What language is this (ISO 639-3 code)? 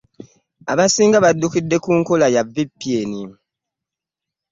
lug